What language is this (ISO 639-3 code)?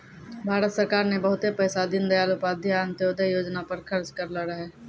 mai